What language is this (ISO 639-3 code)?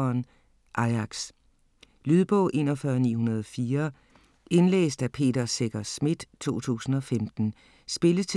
dan